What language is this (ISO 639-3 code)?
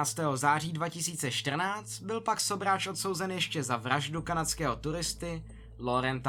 ces